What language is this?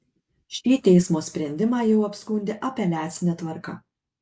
Lithuanian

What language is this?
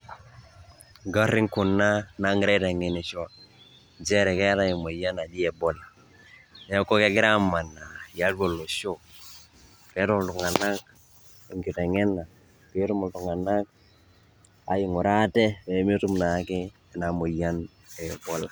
Masai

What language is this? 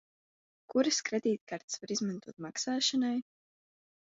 Latvian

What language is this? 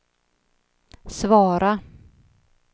Swedish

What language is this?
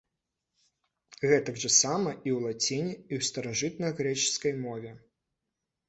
Belarusian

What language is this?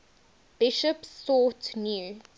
English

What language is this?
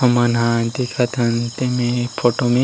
Chhattisgarhi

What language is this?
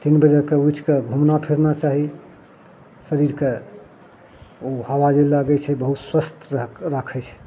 Maithili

